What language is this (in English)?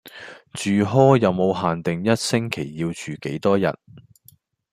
Cantonese